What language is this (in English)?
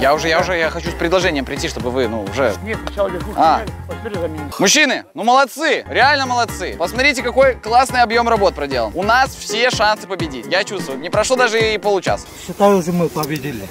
Russian